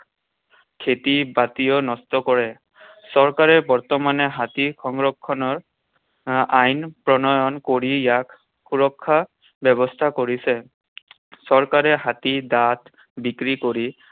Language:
Assamese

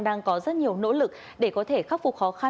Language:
Vietnamese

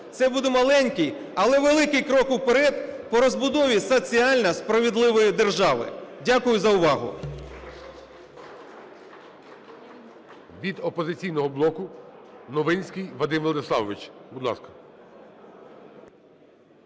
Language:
Ukrainian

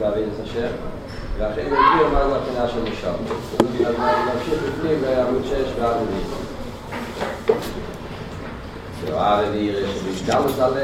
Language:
Hebrew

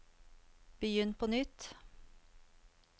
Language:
Norwegian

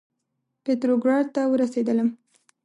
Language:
Pashto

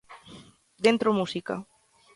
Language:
Galician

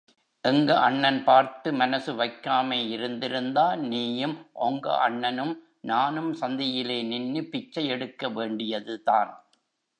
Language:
Tamil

